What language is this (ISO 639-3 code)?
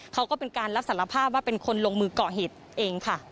tha